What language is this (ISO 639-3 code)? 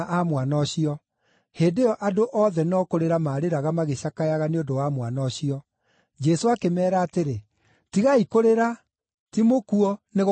kik